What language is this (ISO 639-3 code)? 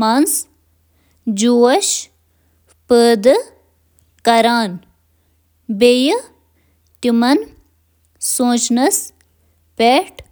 kas